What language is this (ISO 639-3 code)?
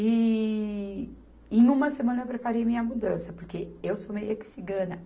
por